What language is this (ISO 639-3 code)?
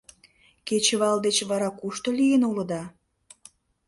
chm